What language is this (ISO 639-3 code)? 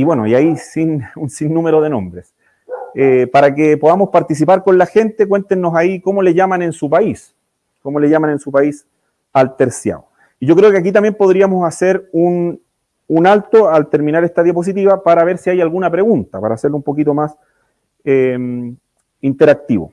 spa